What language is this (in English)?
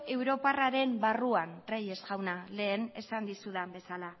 Basque